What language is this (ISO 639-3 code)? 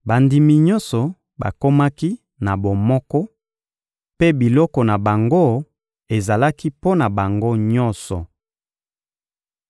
lin